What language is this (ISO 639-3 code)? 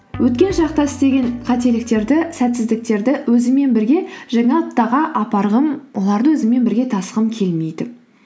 kaz